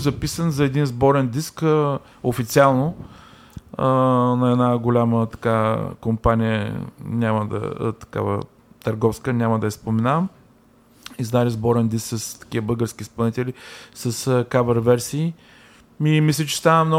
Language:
Bulgarian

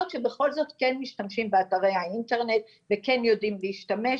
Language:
Hebrew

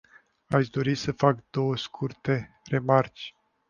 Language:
Romanian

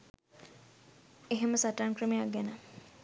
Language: Sinhala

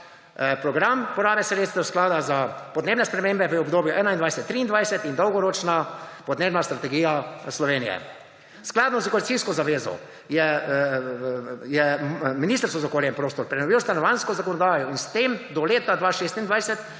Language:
Slovenian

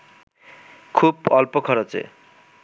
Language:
Bangla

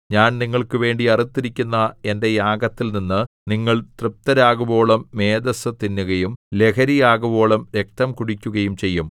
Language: Malayalam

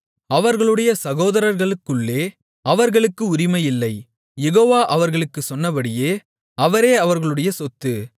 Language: Tamil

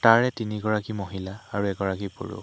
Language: Assamese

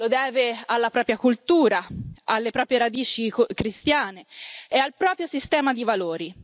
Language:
Italian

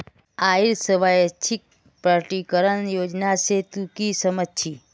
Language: Magahi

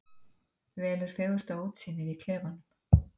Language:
Icelandic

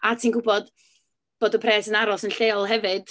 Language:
Welsh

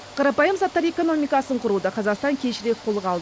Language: Kazakh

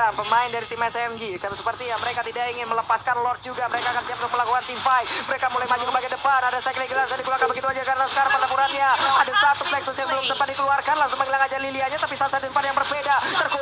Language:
Indonesian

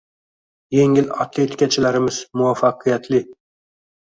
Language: Uzbek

